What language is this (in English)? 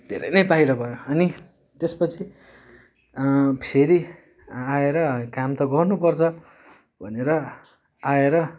Nepali